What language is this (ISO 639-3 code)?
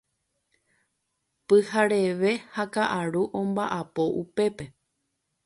grn